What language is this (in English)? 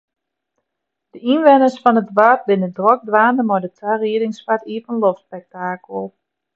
Western Frisian